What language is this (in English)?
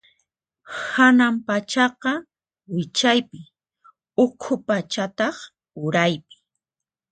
Puno Quechua